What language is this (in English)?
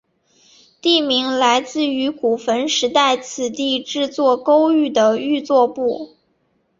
Chinese